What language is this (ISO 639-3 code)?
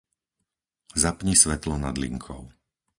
slk